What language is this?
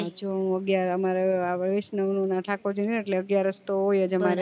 Gujarati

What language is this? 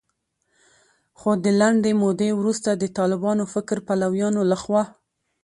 Pashto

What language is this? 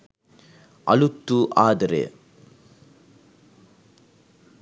Sinhala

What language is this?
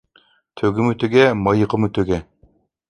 Uyghur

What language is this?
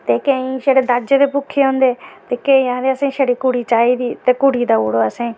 Dogri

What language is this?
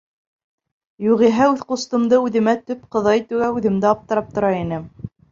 Bashkir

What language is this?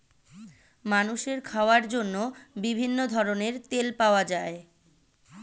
Bangla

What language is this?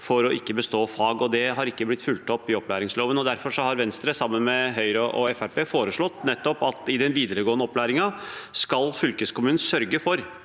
Norwegian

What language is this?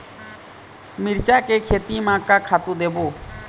Chhattisgarhi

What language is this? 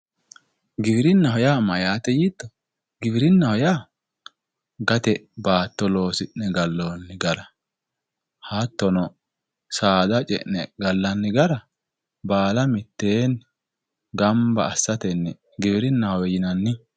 Sidamo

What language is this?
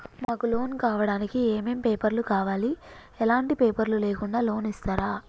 Telugu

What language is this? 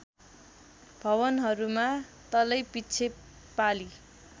Nepali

